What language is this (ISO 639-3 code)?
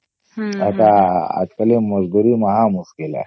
ori